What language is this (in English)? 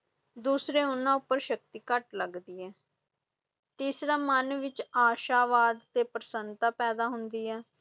Punjabi